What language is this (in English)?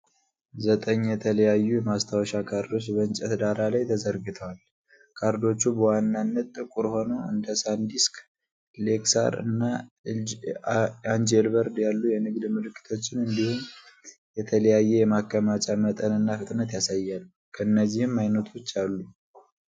Amharic